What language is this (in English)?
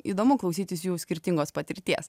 Lithuanian